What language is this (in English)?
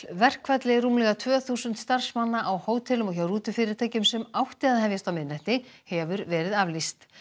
Icelandic